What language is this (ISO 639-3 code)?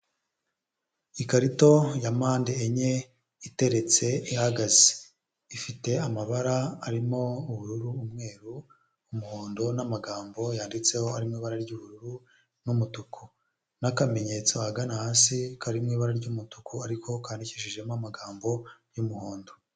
kin